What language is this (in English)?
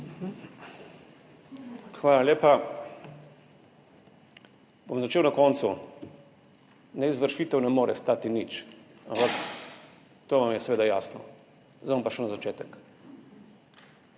Slovenian